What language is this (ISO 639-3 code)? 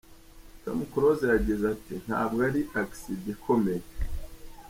kin